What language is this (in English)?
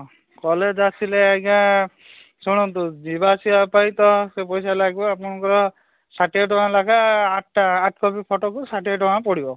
Odia